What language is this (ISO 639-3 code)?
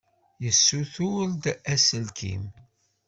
kab